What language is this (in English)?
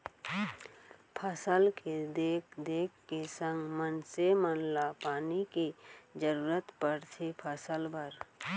Chhattisgarhi